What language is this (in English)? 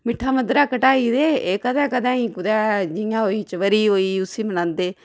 Dogri